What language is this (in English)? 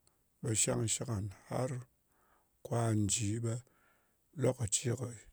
Ngas